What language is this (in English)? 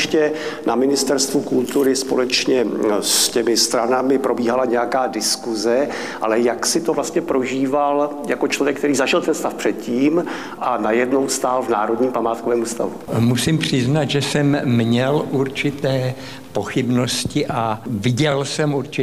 Czech